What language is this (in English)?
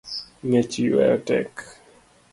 Luo (Kenya and Tanzania)